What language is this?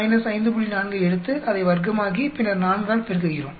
Tamil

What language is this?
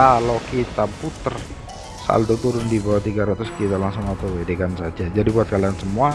Indonesian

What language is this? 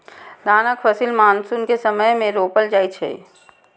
Maithili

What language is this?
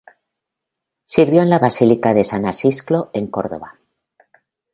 Spanish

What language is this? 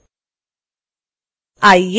Hindi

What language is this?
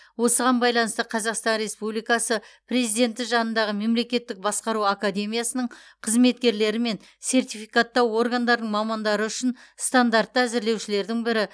Kazakh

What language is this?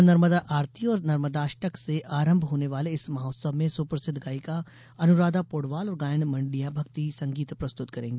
Hindi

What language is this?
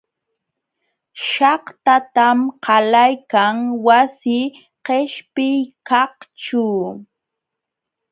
Jauja Wanca Quechua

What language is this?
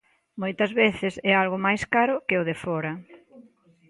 Galician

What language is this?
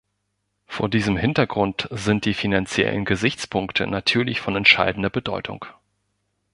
German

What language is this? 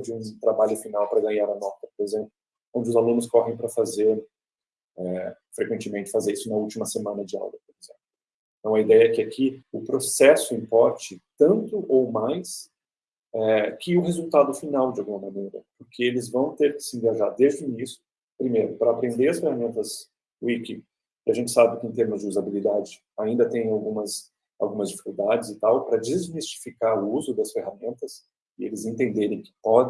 Portuguese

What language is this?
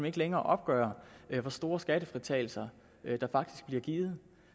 Danish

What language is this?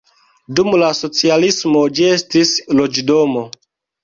Esperanto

